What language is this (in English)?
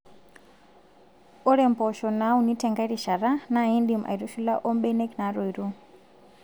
Masai